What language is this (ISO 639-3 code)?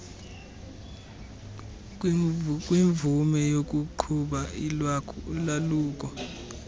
xho